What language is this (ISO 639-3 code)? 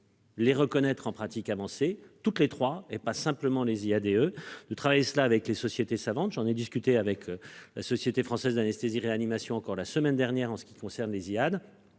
fra